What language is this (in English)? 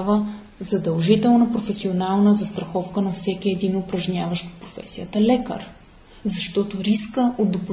Bulgarian